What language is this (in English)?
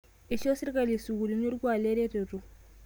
Masai